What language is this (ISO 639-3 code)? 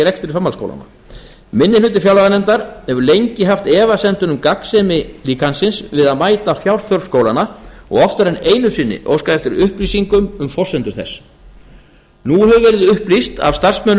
isl